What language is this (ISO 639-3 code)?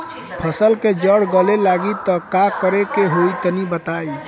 bho